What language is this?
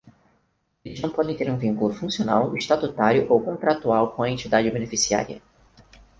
Portuguese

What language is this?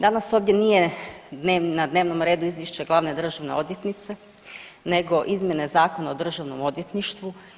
Croatian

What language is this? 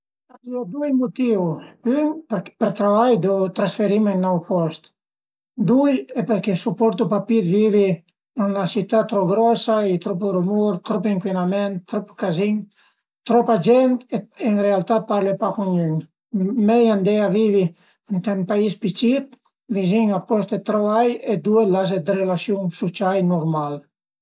Piedmontese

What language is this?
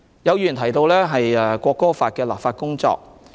Cantonese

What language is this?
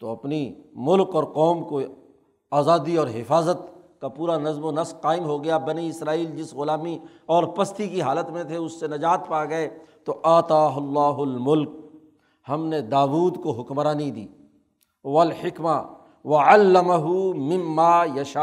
Urdu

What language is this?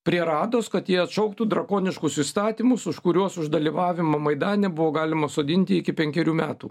Lithuanian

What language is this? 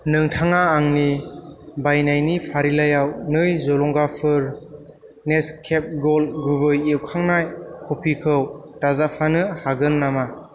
Bodo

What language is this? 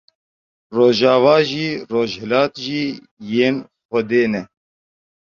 Kurdish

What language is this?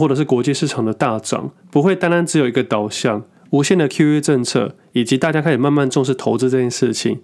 Chinese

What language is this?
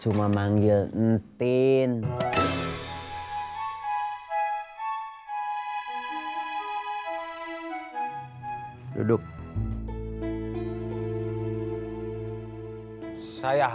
Indonesian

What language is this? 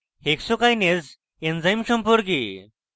Bangla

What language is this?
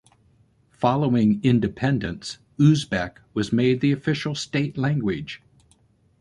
English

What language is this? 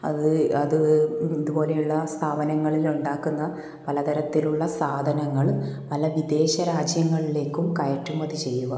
Malayalam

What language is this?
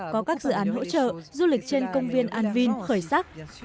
Vietnamese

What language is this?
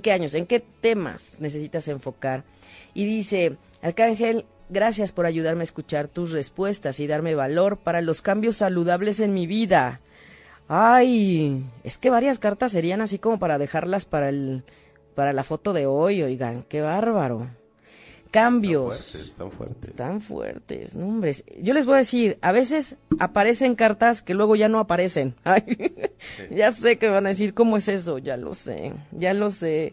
Spanish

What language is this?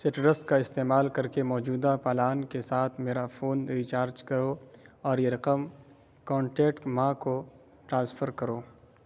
Urdu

